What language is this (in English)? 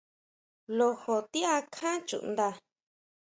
Huautla Mazatec